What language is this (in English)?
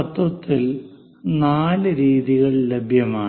Malayalam